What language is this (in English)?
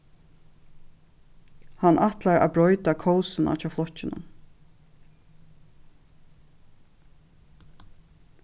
Faroese